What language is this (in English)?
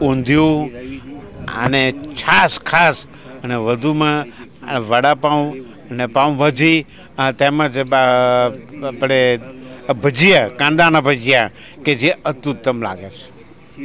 Gujarati